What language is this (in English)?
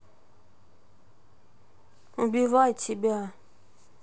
Russian